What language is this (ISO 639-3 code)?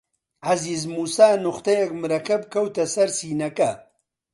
ckb